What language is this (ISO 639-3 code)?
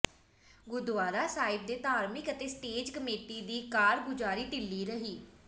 pan